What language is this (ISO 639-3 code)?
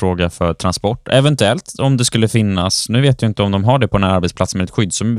swe